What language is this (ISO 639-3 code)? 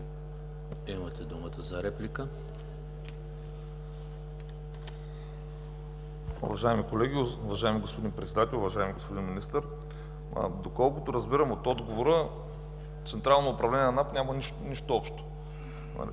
bul